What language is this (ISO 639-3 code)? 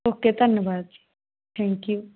pan